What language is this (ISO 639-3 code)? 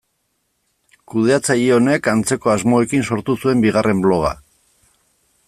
eus